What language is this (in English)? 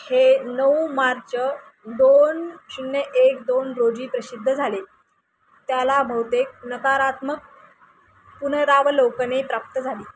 Marathi